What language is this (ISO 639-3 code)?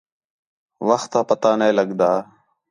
xhe